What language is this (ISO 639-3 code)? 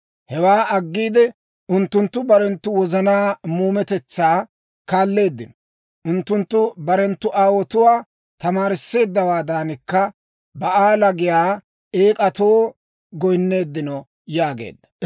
dwr